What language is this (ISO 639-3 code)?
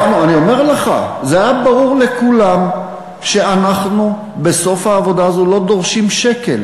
heb